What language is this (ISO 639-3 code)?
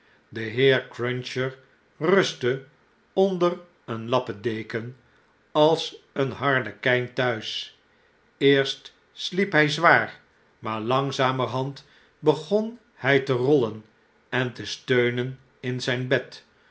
nld